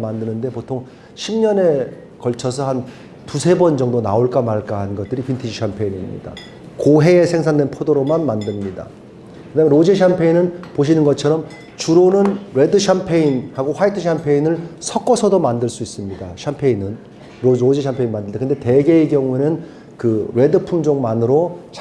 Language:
Korean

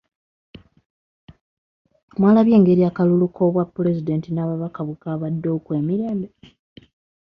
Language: Ganda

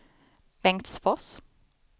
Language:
Swedish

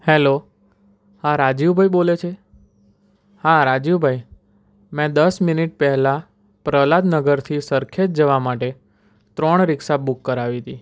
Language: Gujarati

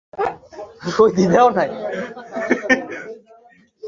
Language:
Bangla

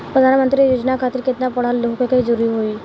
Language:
Bhojpuri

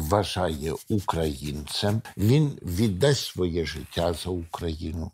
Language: Ukrainian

